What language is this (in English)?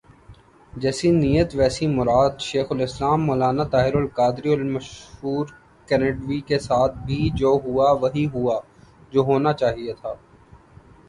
Urdu